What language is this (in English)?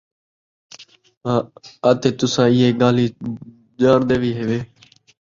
Saraiki